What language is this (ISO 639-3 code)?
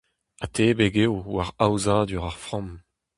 bre